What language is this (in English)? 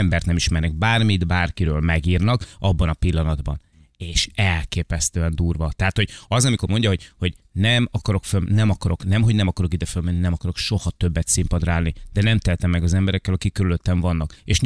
Hungarian